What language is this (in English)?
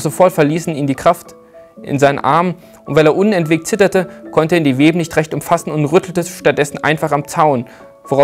German